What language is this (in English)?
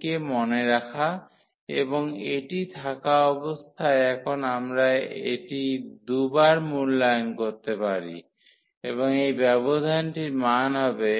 Bangla